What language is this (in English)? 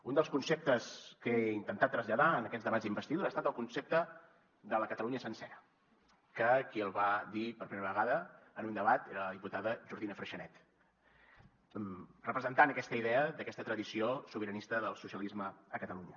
Catalan